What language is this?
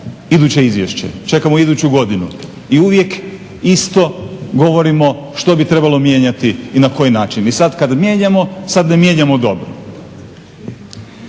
Croatian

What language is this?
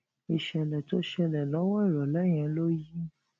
Yoruba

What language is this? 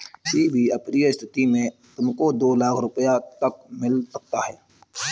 Hindi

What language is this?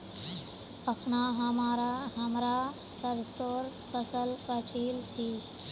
Magahi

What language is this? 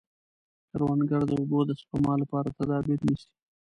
Pashto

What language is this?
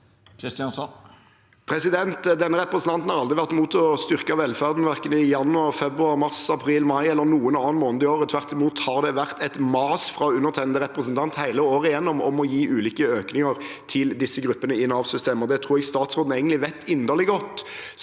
Norwegian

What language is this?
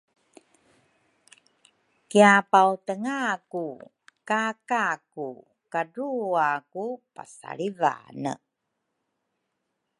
Rukai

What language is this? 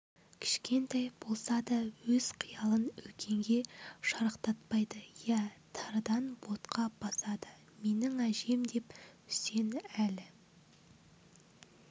Kazakh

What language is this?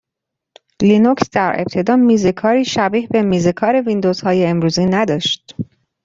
Persian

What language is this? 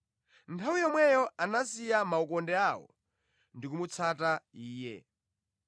Nyanja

